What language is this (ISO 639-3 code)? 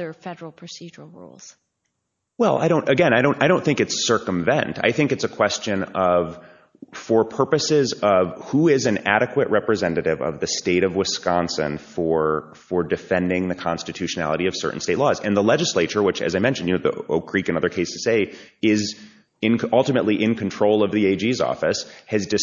eng